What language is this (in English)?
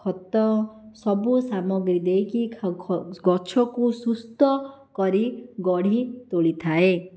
Odia